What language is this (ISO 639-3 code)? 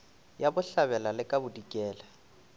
nso